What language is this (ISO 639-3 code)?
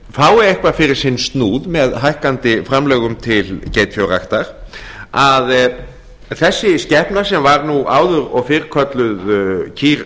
isl